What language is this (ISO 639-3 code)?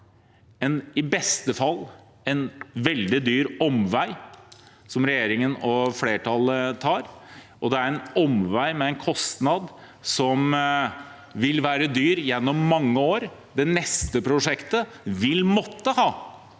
nor